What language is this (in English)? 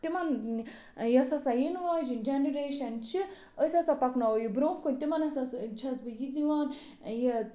Kashmiri